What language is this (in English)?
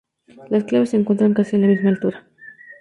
Spanish